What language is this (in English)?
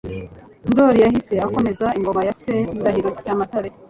Kinyarwanda